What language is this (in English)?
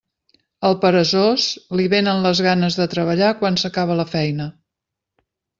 Catalan